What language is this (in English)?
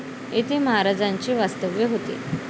Marathi